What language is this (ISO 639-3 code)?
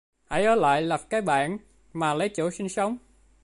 vie